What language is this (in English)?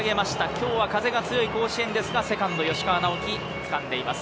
Japanese